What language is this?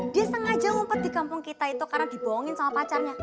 Indonesian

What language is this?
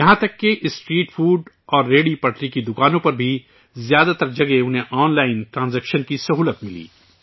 Urdu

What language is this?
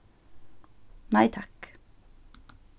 Faroese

